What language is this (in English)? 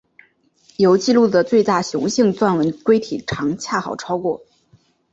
Chinese